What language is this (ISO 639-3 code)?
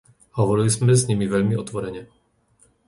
slk